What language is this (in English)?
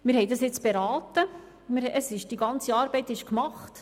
Swiss German